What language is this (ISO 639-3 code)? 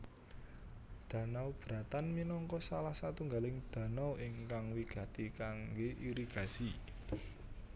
jav